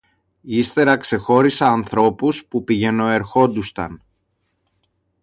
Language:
Greek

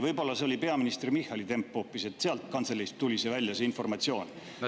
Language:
Estonian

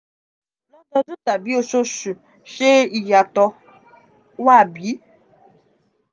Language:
Yoruba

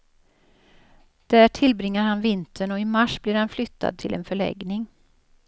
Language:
Swedish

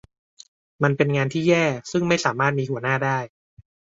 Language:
Thai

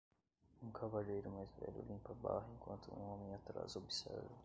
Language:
Portuguese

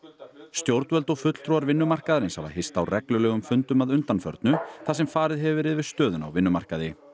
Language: Icelandic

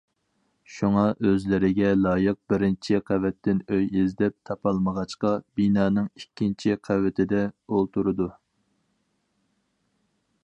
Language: Uyghur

